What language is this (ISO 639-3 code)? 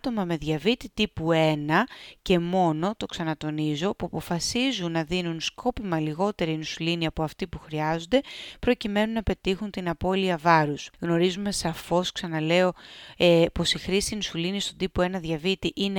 ell